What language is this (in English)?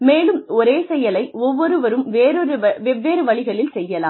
Tamil